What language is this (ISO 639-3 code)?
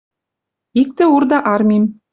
mrj